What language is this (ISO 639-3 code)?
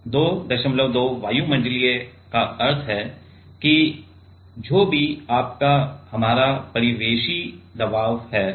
hin